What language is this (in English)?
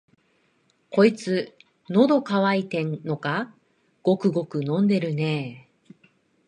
Japanese